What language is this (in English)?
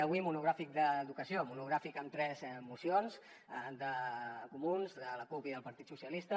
Catalan